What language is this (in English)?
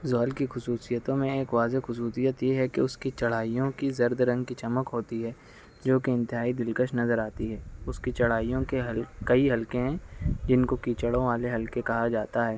Urdu